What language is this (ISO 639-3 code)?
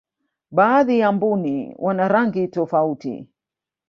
swa